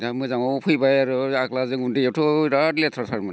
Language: Bodo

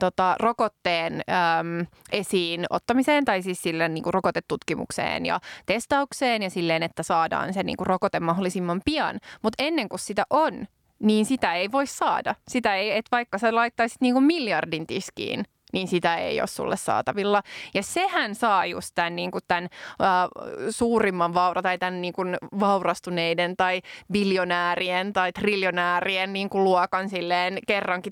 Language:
Finnish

